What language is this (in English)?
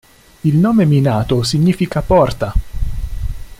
Italian